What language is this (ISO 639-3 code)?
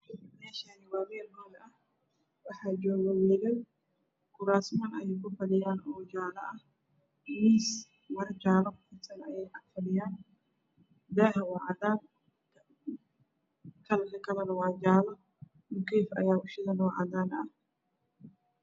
som